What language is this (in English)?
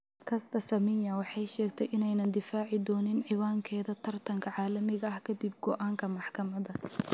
Somali